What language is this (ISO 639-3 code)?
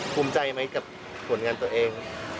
tha